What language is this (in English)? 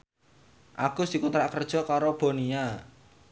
Javanese